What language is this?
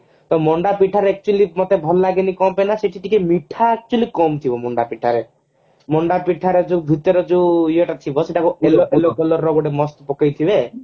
Odia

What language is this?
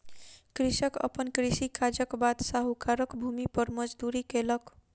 Maithili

